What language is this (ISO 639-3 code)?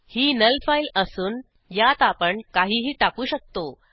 mar